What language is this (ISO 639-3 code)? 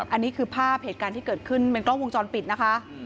tha